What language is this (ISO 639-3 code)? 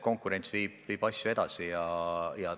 est